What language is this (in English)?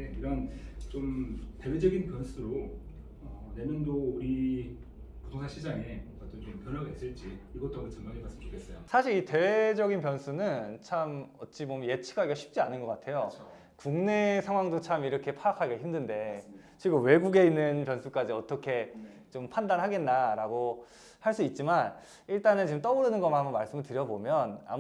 Korean